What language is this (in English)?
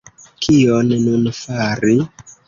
Esperanto